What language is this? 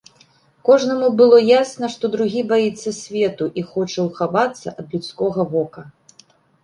Belarusian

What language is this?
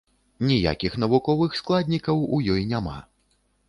Belarusian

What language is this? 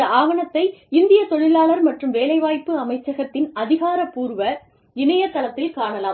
Tamil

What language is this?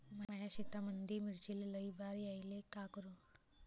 Marathi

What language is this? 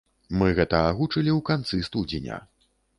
Belarusian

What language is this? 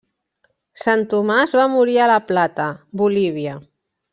Catalan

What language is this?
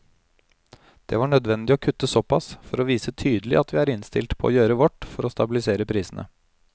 Norwegian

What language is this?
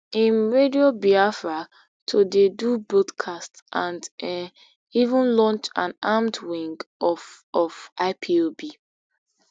Nigerian Pidgin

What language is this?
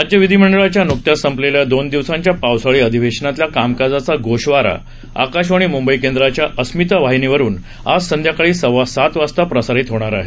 Marathi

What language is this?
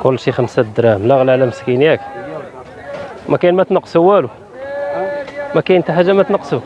Arabic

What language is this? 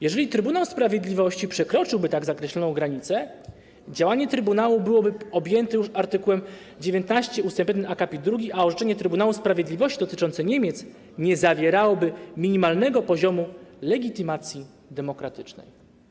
Polish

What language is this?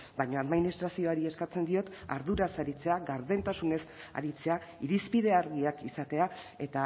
Basque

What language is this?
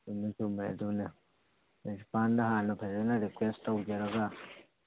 Manipuri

